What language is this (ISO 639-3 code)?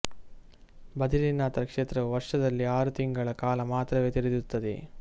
kan